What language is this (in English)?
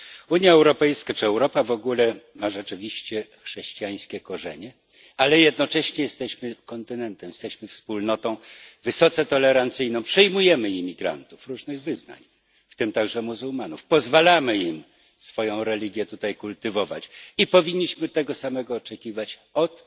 Polish